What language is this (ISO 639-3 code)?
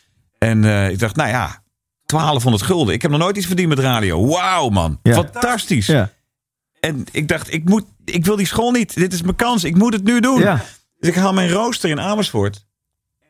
nld